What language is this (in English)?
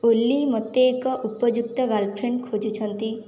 Odia